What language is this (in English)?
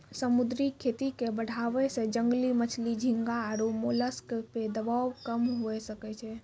Maithili